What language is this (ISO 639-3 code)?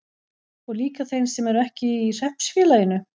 isl